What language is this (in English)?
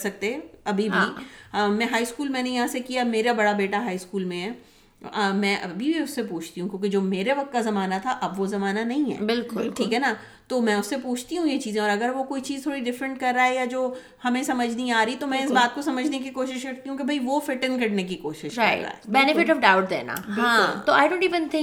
Urdu